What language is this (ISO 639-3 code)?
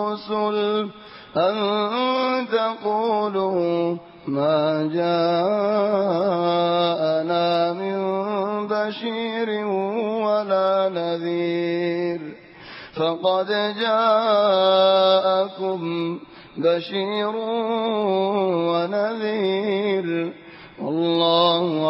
ara